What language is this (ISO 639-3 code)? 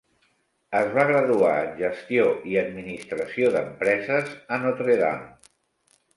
cat